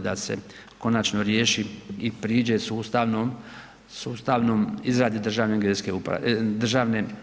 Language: Croatian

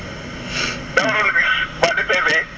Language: Wolof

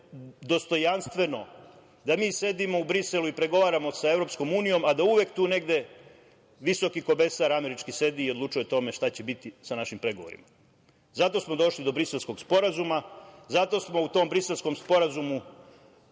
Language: Serbian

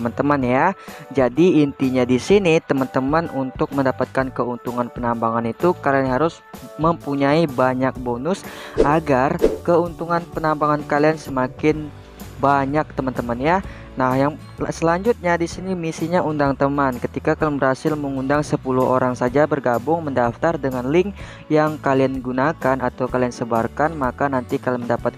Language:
Indonesian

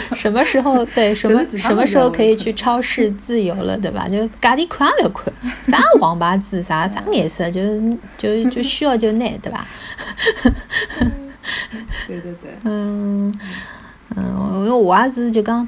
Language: Chinese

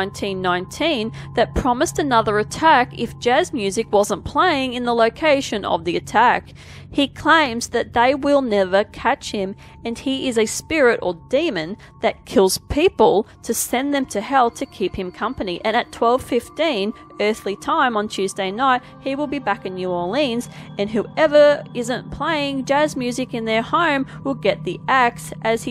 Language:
English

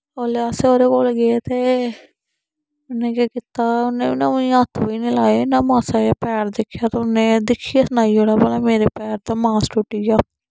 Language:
Dogri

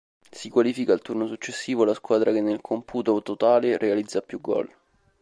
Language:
Italian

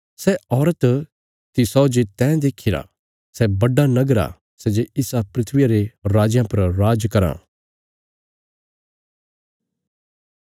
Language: Bilaspuri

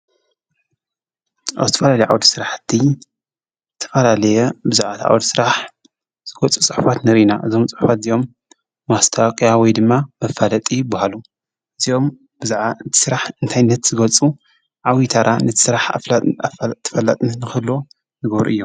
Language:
Tigrinya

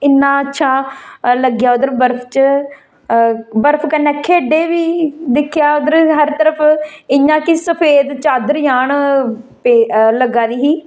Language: Dogri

